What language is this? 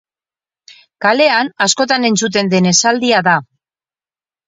Basque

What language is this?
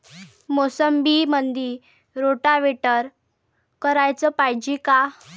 Marathi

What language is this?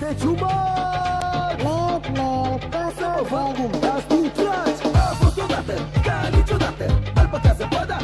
Romanian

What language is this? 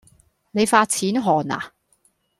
Cantonese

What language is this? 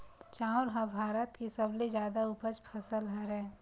Chhattisgarhi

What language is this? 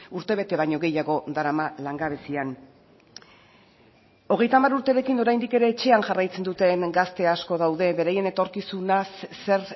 Basque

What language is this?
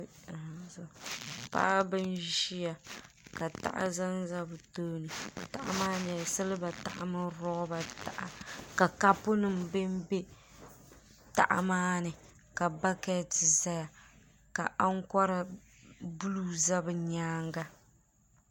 Dagbani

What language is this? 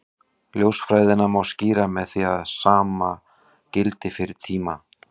Icelandic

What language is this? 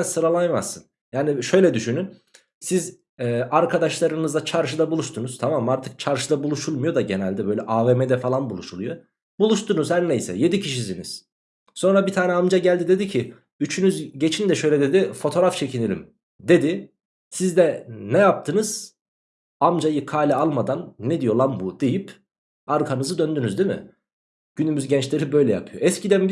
Turkish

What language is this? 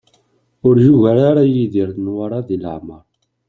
Kabyle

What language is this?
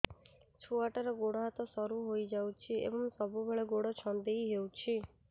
Odia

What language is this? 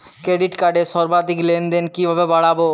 Bangla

